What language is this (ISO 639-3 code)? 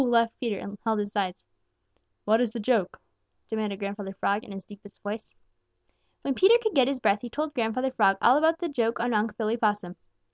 eng